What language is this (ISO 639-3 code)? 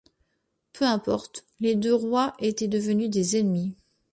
fra